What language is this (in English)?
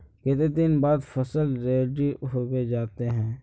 Magahi